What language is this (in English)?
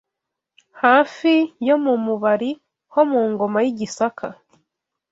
Kinyarwanda